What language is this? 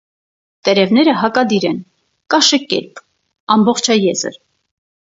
Armenian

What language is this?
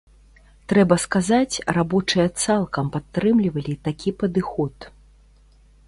Belarusian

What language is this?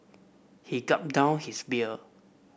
English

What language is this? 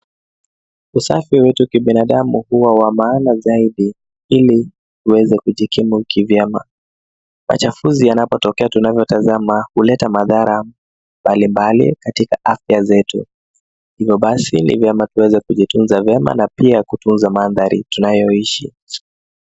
Swahili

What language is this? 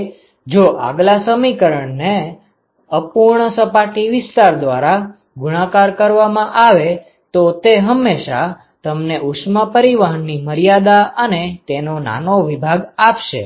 Gujarati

